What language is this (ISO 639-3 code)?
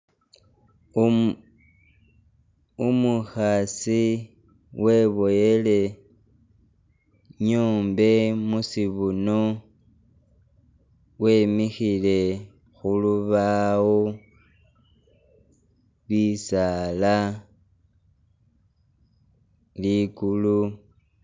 myx